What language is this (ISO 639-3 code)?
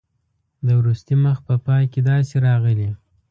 pus